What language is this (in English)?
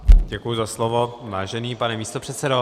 Czech